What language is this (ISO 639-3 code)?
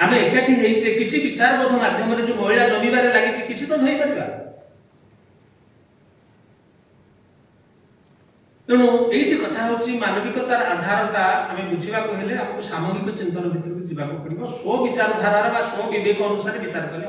ben